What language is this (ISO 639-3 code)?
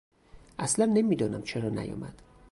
fas